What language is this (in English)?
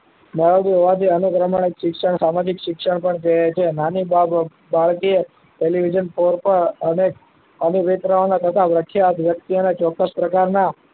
Gujarati